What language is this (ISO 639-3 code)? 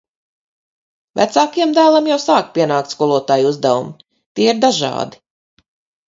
lav